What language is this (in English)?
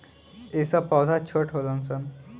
Bhojpuri